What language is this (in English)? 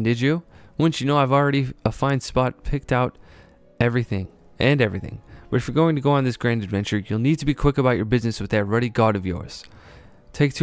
English